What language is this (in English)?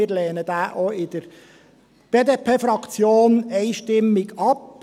Swiss German